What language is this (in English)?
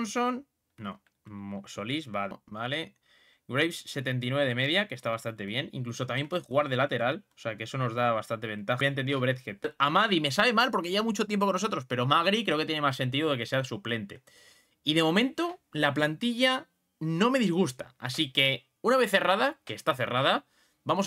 Spanish